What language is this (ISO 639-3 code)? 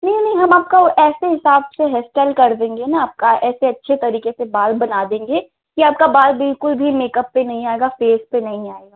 hin